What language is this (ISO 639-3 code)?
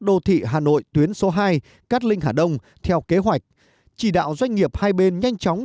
vie